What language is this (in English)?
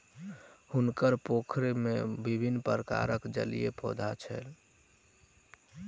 Maithili